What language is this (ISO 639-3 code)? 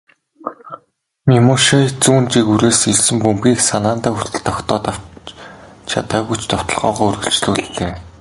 mon